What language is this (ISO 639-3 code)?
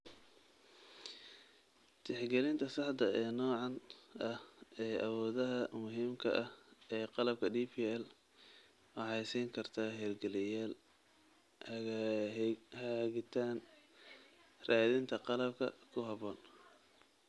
som